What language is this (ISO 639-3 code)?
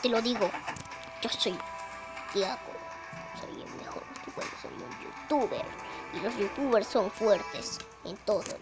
spa